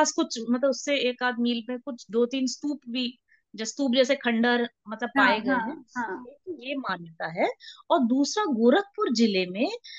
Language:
Hindi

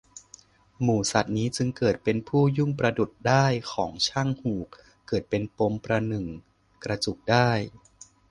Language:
Thai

